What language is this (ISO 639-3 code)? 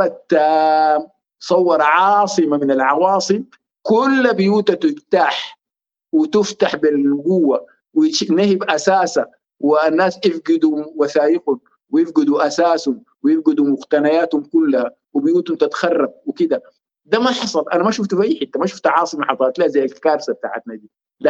ara